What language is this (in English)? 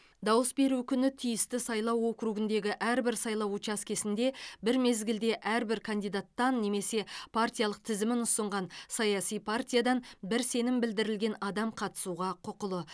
Kazakh